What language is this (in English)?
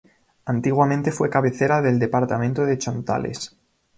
Spanish